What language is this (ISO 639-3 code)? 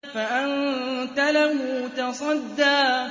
ara